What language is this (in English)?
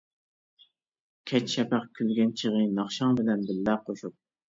Uyghur